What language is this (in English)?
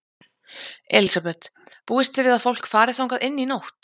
Icelandic